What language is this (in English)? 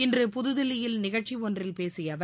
Tamil